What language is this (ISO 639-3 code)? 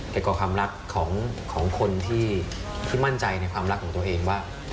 tha